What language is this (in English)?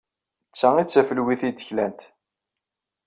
Kabyle